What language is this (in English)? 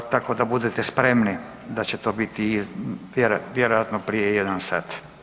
Croatian